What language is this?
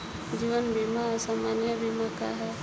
Bhojpuri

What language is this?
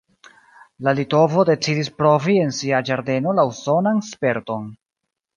Esperanto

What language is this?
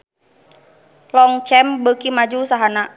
Sundanese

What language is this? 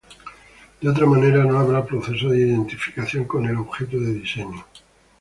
Spanish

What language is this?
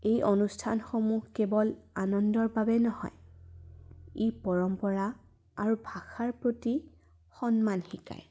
Assamese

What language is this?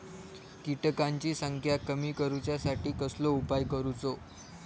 Marathi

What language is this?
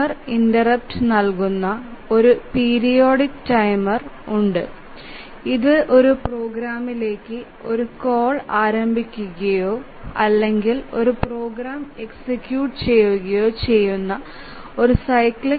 Malayalam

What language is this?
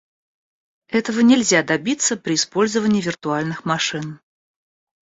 Russian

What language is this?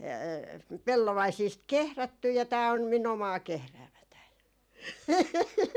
Finnish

